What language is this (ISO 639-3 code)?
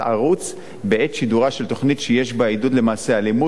heb